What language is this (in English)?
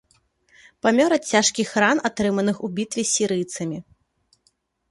Belarusian